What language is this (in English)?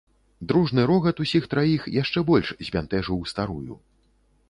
Belarusian